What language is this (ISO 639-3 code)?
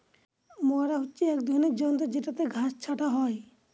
ben